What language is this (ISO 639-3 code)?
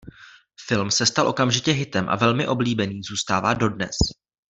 ces